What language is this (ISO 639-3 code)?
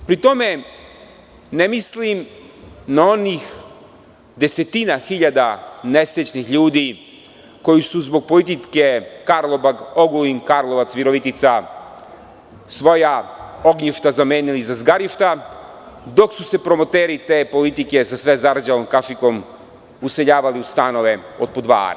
srp